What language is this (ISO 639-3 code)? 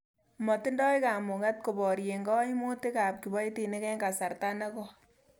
kln